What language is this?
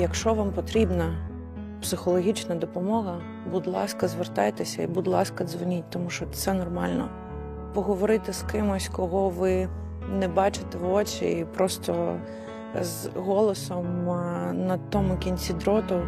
Ukrainian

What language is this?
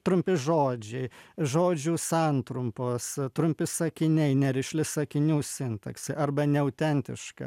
Lithuanian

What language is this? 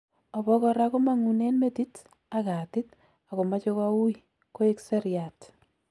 Kalenjin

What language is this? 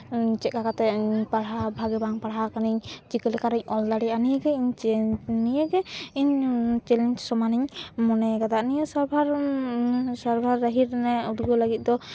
Santali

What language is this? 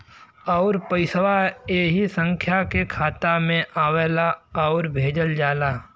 Bhojpuri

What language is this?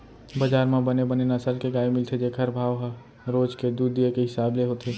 Chhattisgarhi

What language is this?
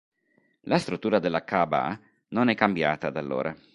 Italian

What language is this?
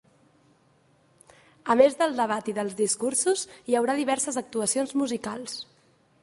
Catalan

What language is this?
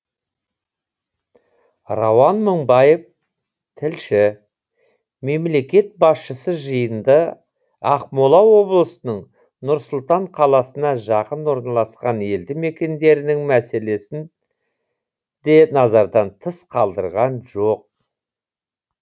Kazakh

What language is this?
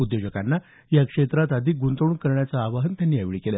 Marathi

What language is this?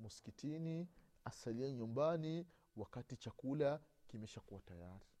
Swahili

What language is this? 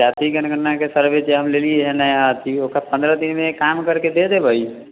Maithili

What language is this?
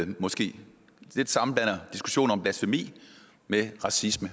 Danish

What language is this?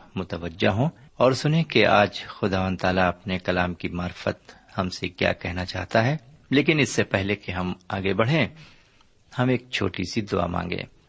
Urdu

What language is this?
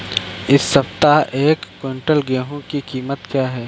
Hindi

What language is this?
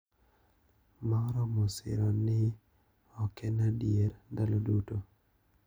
Luo (Kenya and Tanzania)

